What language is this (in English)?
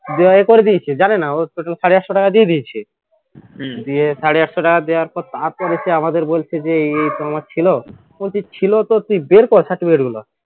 Bangla